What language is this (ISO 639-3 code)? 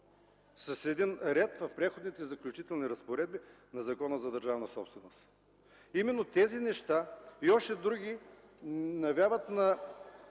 bul